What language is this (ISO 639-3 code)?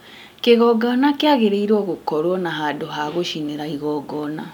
kik